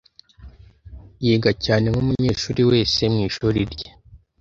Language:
Kinyarwanda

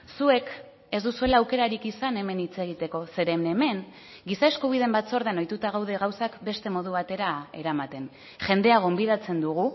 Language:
Basque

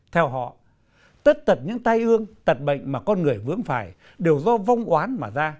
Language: Vietnamese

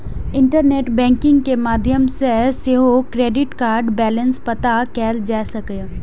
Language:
Maithili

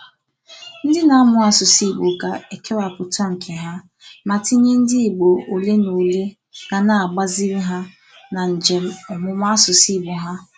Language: Igbo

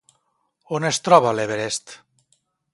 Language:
Catalan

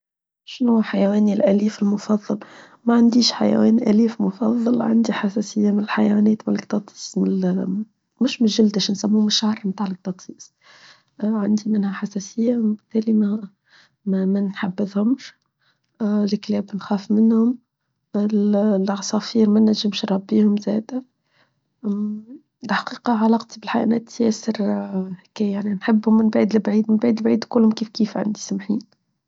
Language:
Tunisian Arabic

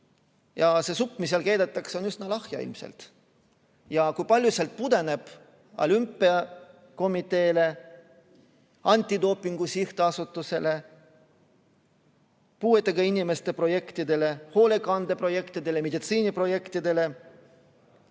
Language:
Estonian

